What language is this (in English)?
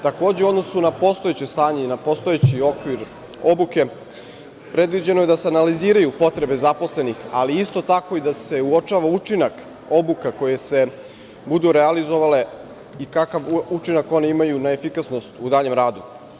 Serbian